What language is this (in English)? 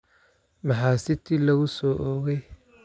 Somali